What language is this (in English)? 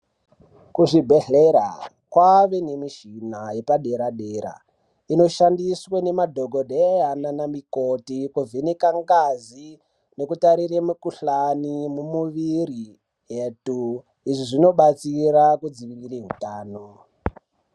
Ndau